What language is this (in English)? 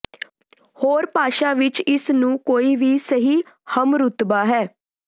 Punjabi